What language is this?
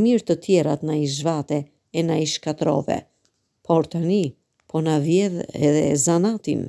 Romanian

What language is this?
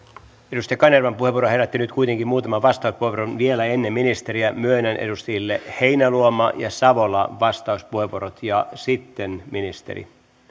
Finnish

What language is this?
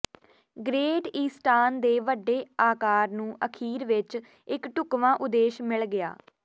Punjabi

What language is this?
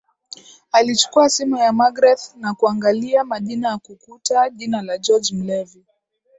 Swahili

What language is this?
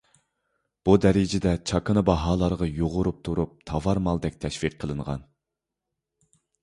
Uyghur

